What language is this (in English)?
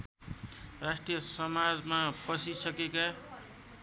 Nepali